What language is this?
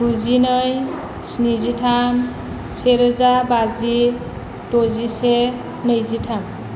Bodo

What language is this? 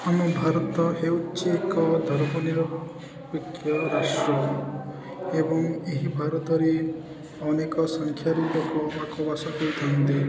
Odia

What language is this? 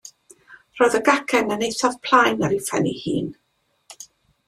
Welsh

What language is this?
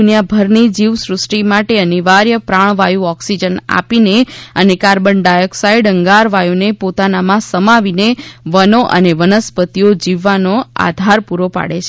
Gujarati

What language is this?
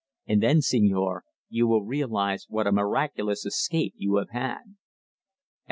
English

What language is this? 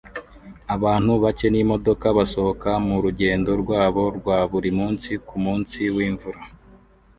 Kinyarwanda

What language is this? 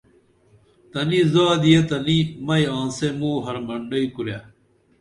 Dameli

